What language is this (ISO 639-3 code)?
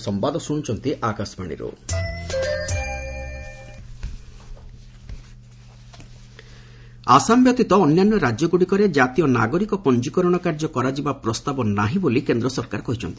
ori